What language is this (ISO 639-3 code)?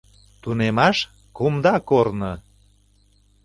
chm